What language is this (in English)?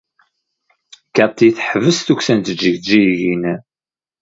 Kabyle